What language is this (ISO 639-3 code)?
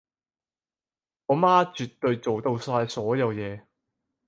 yue